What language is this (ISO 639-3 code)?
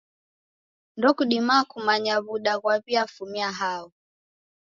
dav